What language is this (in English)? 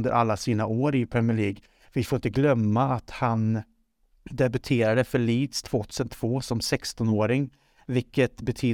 Swedish